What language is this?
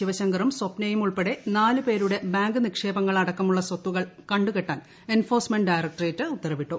Malayalam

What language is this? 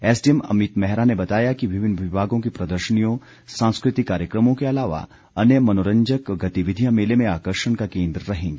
Hindi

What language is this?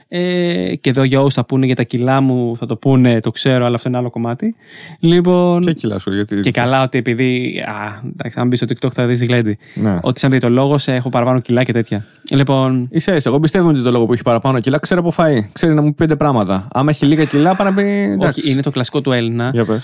Greek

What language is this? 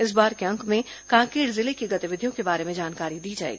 Hindi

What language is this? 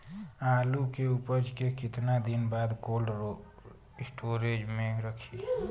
Bhojpuri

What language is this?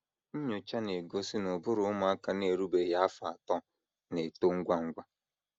Igbo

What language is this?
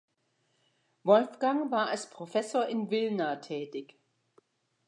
German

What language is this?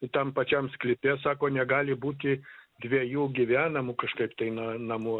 Lithuanian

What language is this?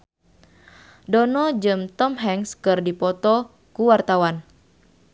Sundanese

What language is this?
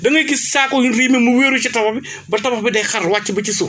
Wolof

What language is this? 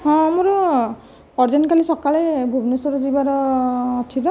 Odia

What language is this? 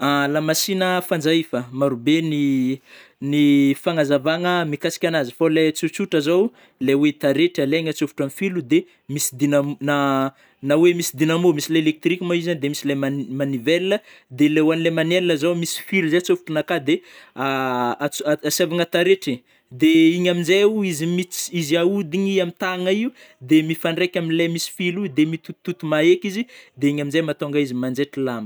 Northern Betsimisaraka Malagasy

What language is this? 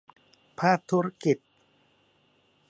Thai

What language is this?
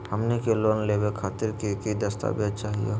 Magahi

